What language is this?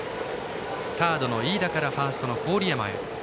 Japanese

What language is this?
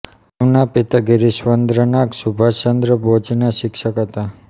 Gujarati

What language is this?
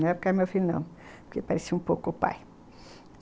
Portuguese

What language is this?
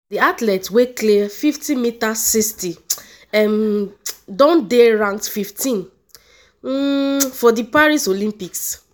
Nigerian Pidgin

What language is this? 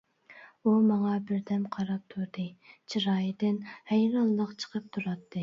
Uyghur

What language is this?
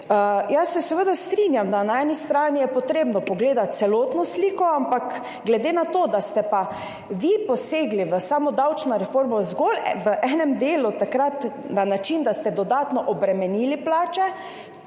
Slovenian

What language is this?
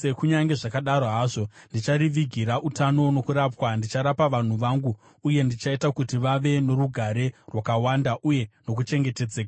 Shona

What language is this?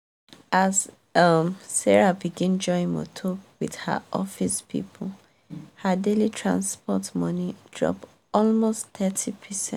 Nigerian Pidgin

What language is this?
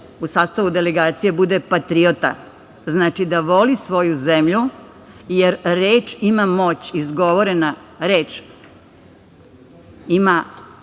Serbian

